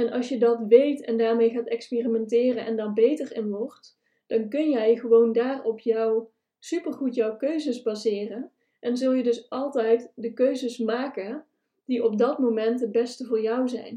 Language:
Dutch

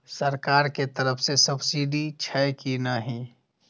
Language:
Maithili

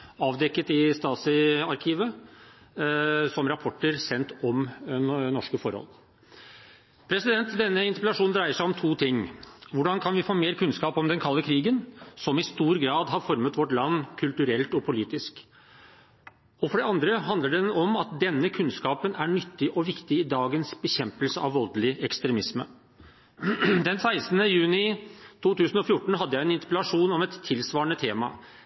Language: Norwegian Bokmål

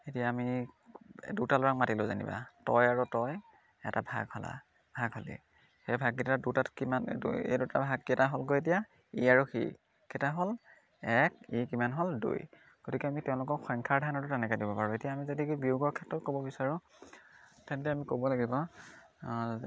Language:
Assamese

